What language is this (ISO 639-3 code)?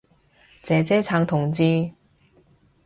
yue